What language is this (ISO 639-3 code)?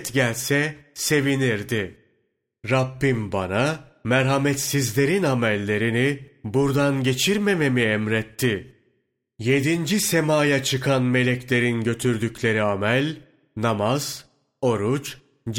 tur